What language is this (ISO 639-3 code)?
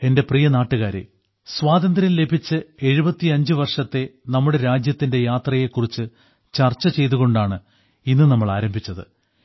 mal